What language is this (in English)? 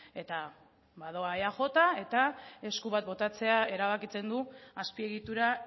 Basque